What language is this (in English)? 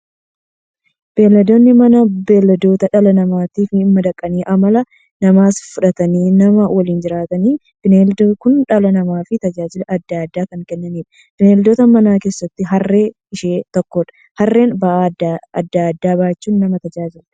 Oromo